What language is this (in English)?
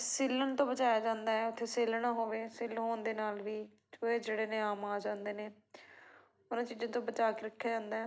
Punjabi